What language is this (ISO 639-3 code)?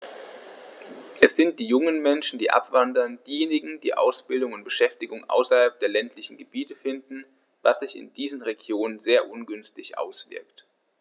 deu